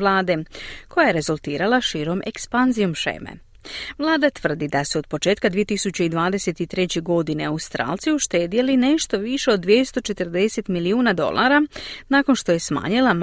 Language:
Croatian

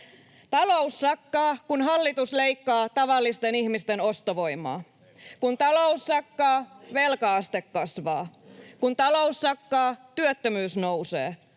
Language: Finnish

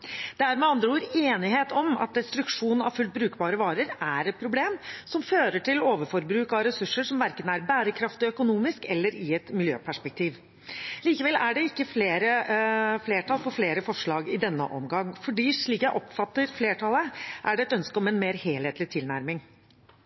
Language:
Norwegian Bokmål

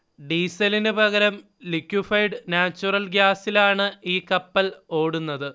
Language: Malayalam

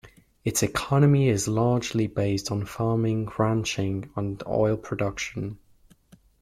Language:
English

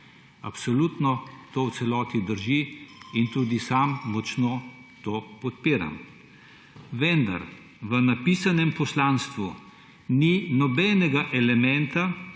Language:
Slovenian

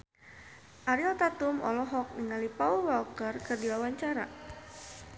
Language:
Sundanese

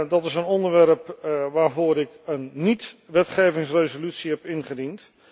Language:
Dutch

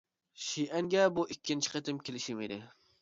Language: Uyghur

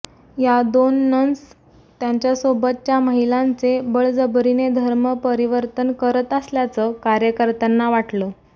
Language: Marathi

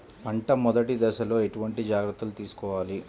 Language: Telugu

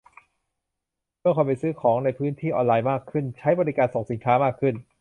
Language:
Thai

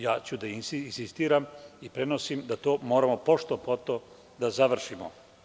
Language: Serbian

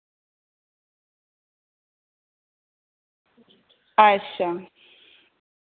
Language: Dogri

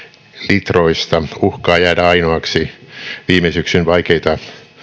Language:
Finnish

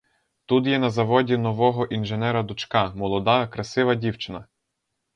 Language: Ukrainian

